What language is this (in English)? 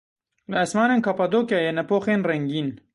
Kurdish